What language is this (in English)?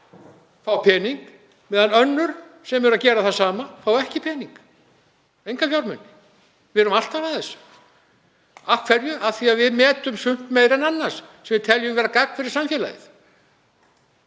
Icelandic